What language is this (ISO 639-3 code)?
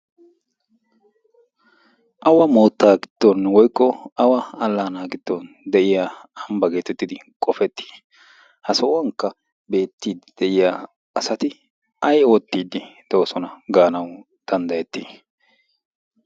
wal